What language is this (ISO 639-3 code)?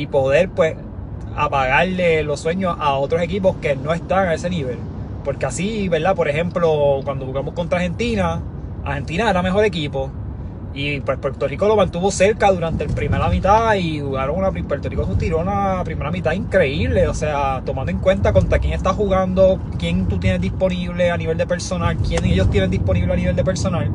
spa